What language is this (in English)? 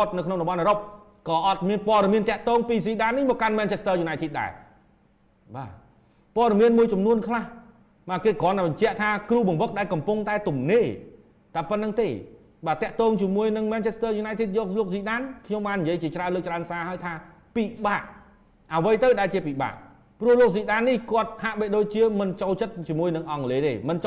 Vietnamese